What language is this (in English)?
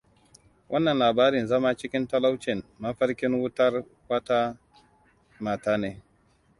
Hausa